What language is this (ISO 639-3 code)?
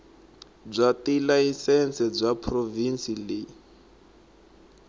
tso